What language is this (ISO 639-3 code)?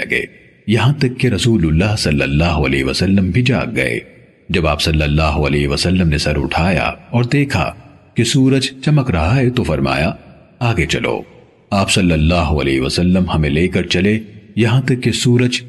urd